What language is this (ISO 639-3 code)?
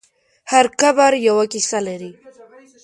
pus